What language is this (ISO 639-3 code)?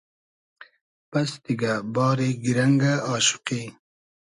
haz